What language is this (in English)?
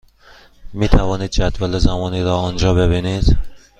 Persian